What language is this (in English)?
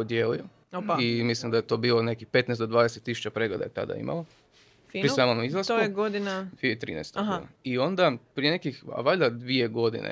Croatian